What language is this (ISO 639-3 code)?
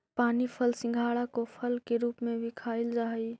mag